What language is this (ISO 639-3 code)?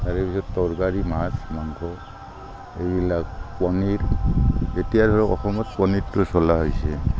asm